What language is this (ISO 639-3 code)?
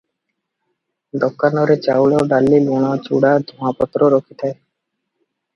ori